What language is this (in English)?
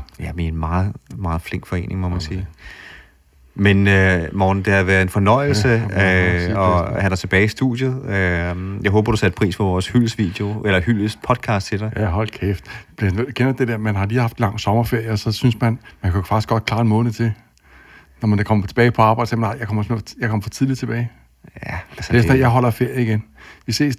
Danish